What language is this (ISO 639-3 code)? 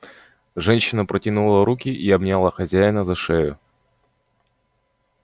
rus